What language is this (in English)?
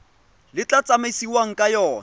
Tswana